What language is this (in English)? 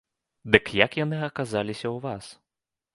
Belarusian